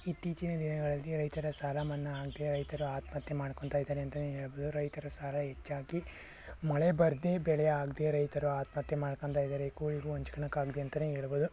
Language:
Kannada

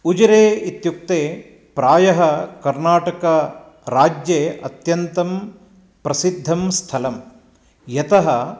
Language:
Sanskrit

